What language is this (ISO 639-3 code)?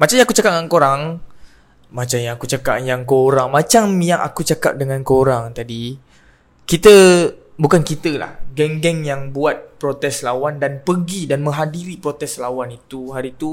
msa